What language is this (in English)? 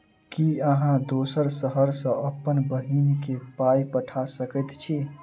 Maithili